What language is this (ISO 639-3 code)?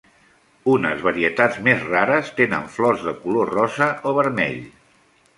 cat